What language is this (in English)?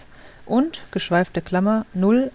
German